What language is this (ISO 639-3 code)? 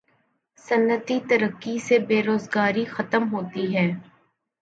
urd